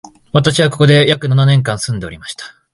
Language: Japanese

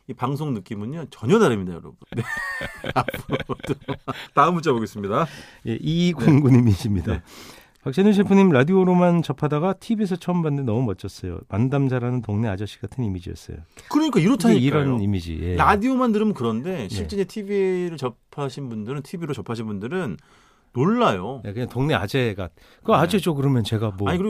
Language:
Korean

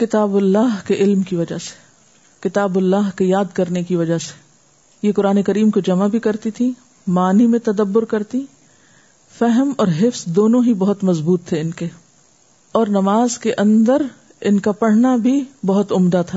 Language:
Urdu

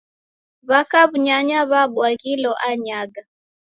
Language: Taita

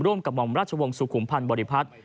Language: Thai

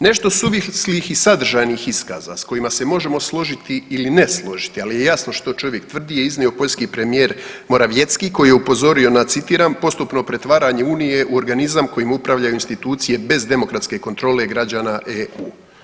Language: Croatian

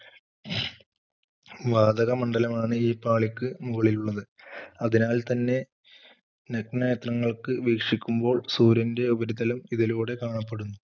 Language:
Malayalam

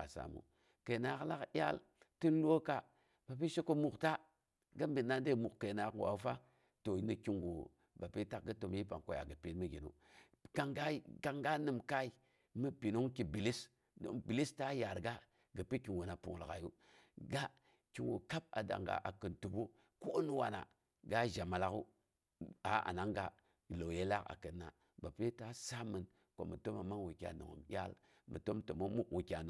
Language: Boghom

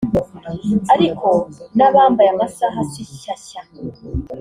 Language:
Kinyarwanda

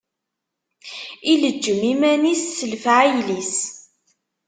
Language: Kabyle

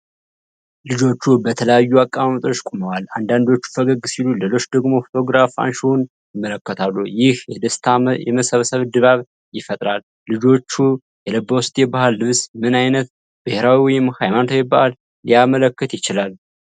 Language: Amharic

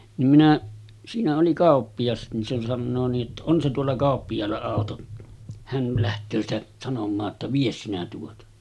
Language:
Finnish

